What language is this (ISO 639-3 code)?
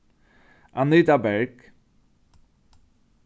fao